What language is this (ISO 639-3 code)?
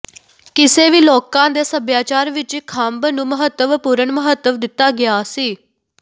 pan